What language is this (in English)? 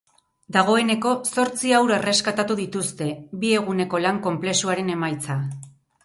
Basque